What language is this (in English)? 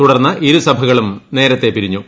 Malayalam